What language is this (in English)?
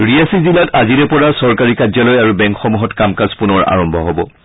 Assamese